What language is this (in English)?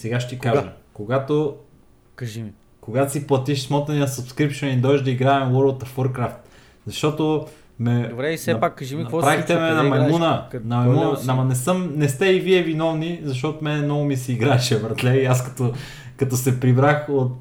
Bulgarian